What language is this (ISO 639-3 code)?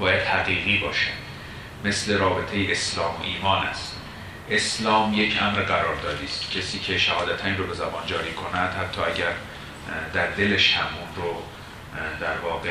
fas